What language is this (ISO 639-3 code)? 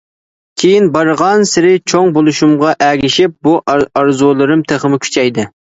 uig